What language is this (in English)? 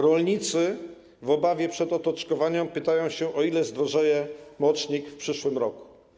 Polish